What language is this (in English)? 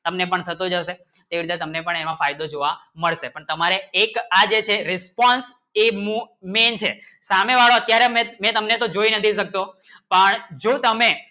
Gujarati